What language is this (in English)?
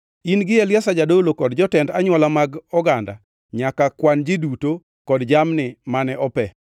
Luo (Kenya and Tanzania)